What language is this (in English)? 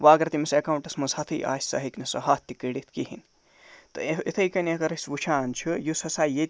Kashmiri